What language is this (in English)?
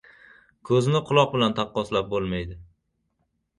Uzbek